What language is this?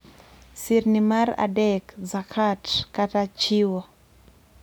Luo (Kenya and Tanzania)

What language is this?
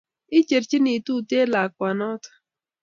Kalenjin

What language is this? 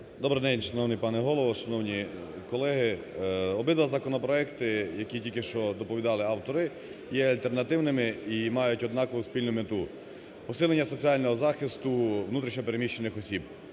Ukrainian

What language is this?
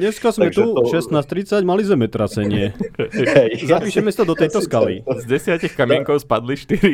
Slovak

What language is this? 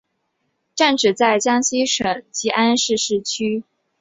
Chinese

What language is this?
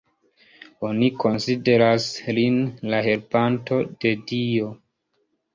Esperanto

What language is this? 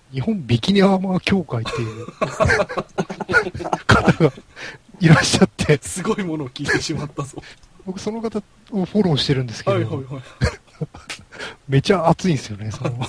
Japanese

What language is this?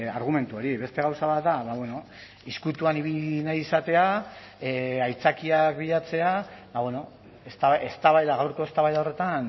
Basque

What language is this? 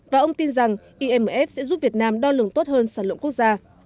Vietnamese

